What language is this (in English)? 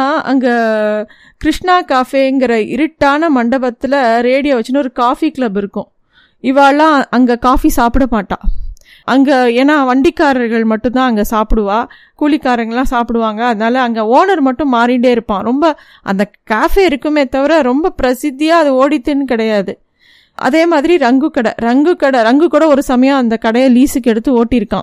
Tamil